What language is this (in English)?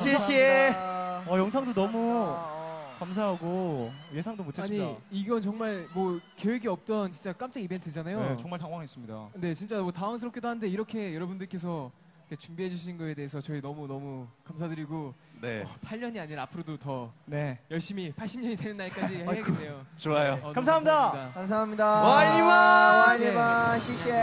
Korean